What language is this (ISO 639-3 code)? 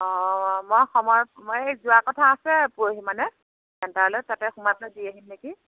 asm